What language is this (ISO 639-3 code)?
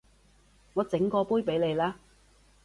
yue